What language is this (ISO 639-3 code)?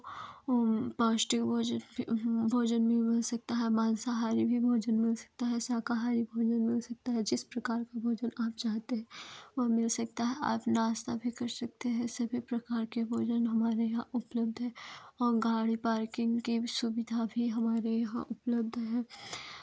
hin